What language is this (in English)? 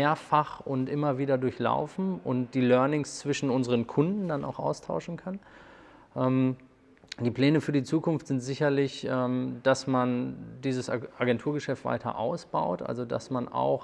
German